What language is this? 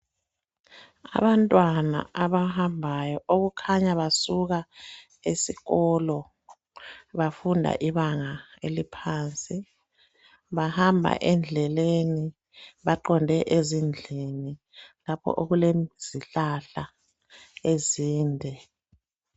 North Ndebele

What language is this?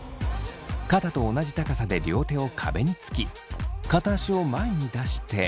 Japanese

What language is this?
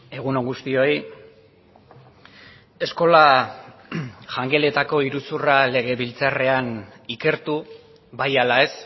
Basque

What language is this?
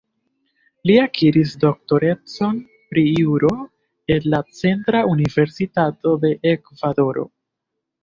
Esperanto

